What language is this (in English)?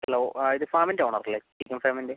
Malayalam